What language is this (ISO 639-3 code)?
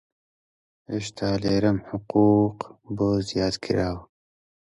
ckb